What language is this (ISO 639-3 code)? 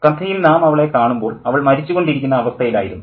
mal